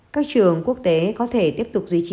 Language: Vietnamese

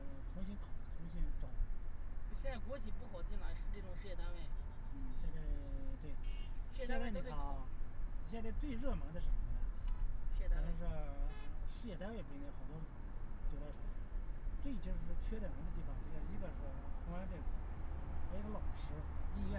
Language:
Chinese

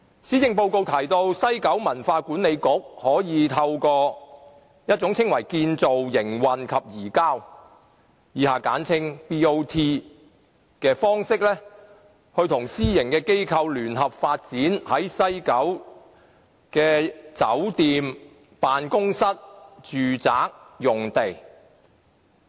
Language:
Cantonese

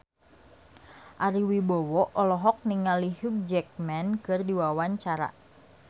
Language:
Sundanese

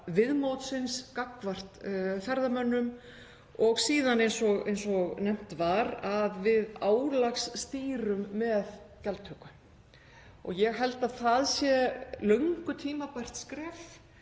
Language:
Icelandic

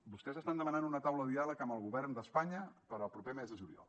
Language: Catalan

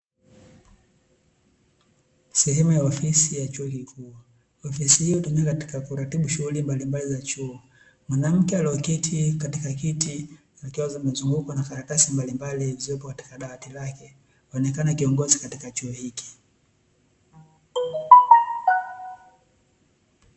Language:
Swahili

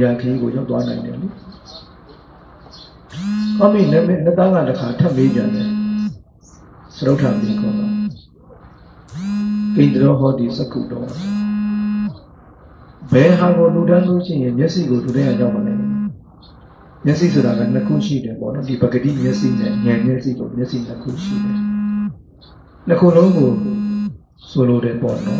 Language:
Indonesian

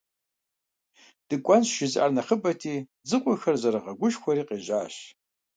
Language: Kabardian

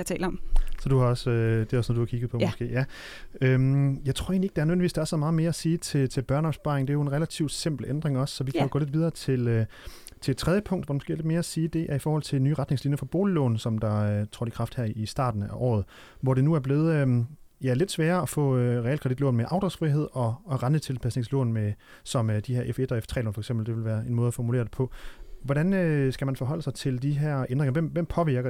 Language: Danish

